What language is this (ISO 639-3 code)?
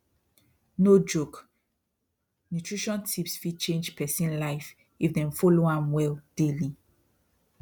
pcm